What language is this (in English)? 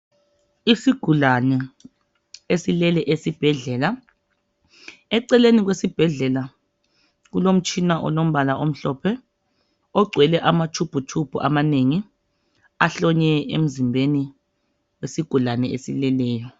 North Ndebele